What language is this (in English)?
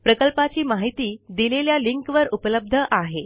Marathi